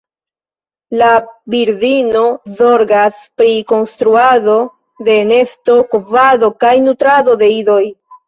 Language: Esperanto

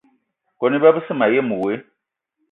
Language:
Eton (Cameroon)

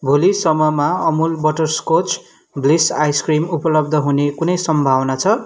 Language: Nepali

